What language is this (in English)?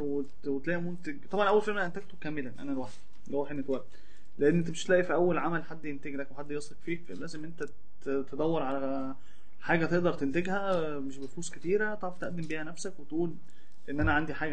Arabic